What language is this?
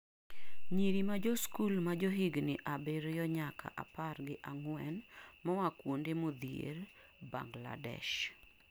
Luo (Kenya and Tanzania)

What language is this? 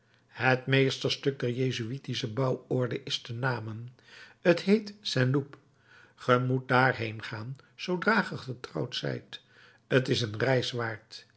Dutch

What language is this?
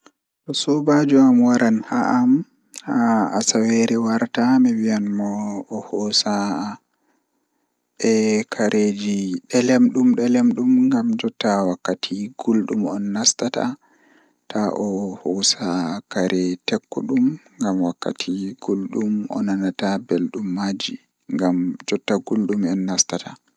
Fula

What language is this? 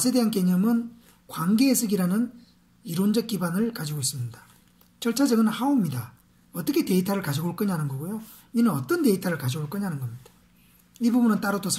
Korean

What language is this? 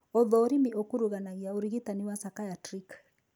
Kikuyu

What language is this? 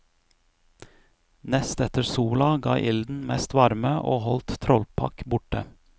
Norwegian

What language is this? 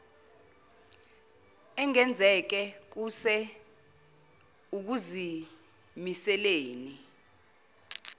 Zulu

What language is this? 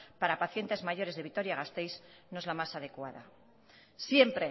Spanish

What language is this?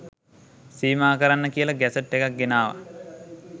Sinhala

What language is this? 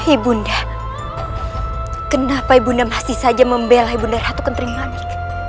Indonesian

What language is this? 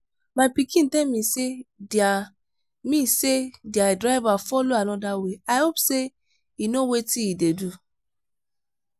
Nigerian Pidgin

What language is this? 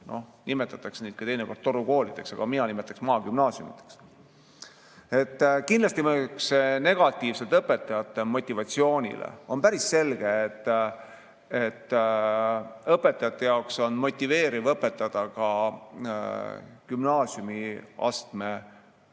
Estonian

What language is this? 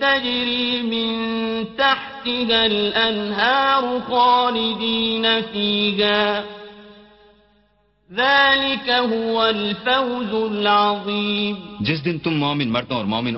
Arabic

